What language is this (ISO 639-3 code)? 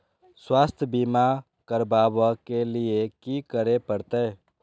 mai